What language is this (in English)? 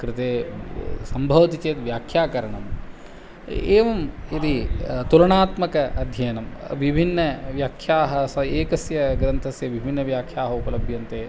Sanskrit